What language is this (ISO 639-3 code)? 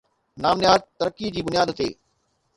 snd